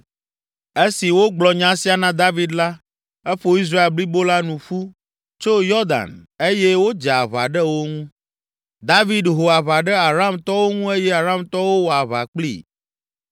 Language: Ewe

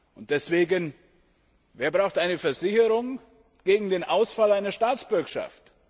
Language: German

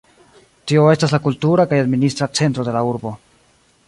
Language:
Esperanto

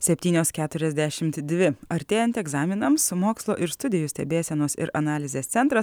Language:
Lithuanian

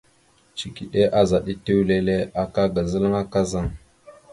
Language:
Mada (Cameroon)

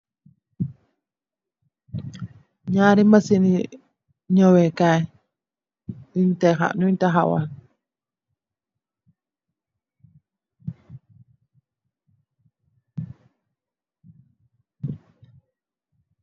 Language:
Wolof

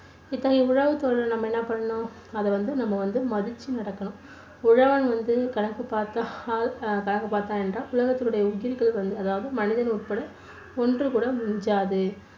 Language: Tamil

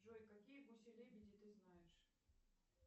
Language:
Russian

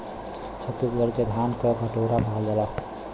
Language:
Bhojpuri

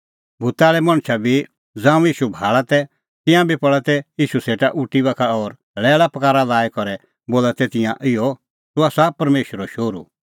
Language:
Kullu Pahari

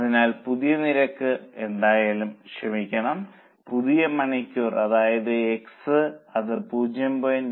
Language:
Malayalam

